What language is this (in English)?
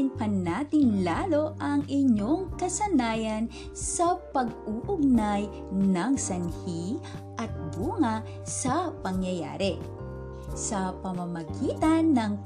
Filipino